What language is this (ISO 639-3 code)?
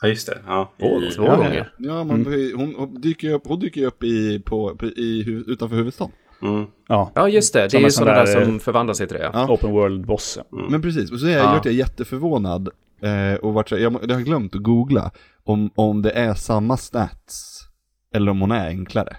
swe